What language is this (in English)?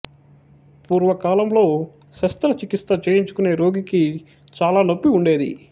Telugu